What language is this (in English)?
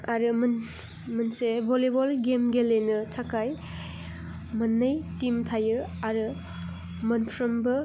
Bodo